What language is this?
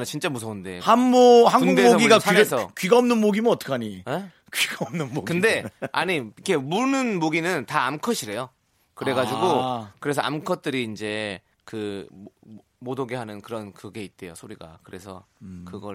Korean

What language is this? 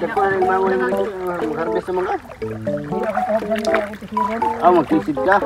Filipino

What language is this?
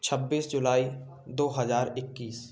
Hindi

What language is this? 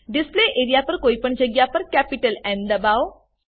Gujarati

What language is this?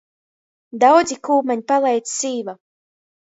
Latgalian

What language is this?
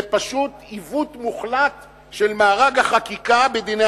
Hebrew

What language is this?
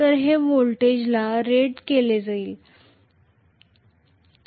Marathi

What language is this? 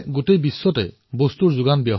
Assamese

